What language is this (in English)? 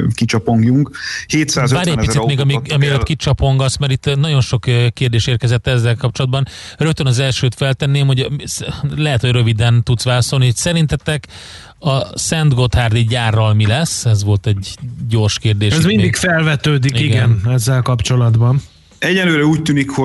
Hungarian